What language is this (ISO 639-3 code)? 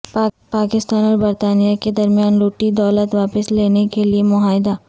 urd